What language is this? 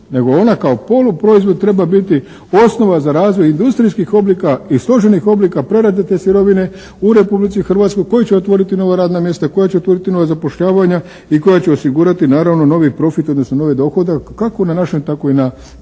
Croatian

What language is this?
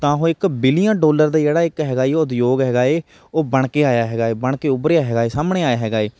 Punjabi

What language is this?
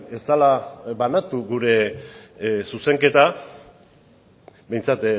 Basque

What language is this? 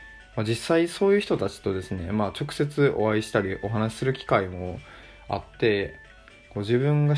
Japanese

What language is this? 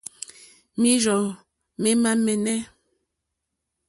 Mokpwe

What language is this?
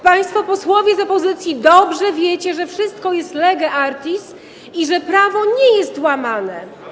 Polish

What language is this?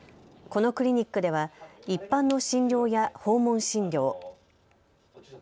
Japanese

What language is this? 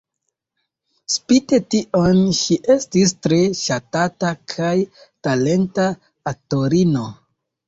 Esperanto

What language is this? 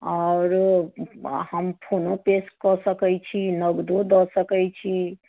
Maithili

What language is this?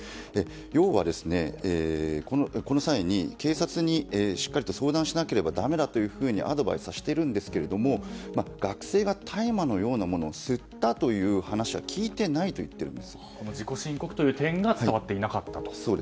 Japanese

